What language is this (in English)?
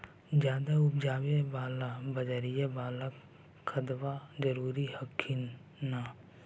Magahi